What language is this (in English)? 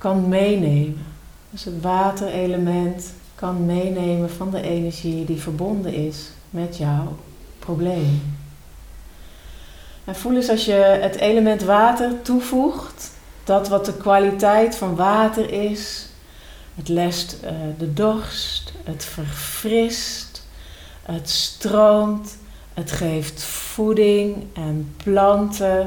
Dutch